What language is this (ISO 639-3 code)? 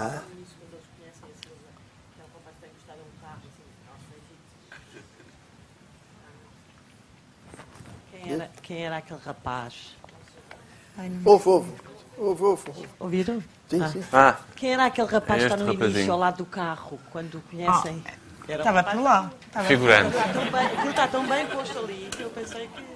por